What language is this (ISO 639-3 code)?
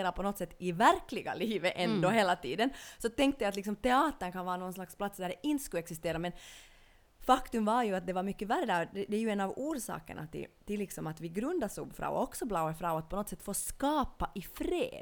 swe